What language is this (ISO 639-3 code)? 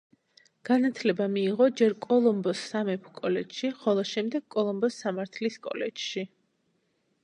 kat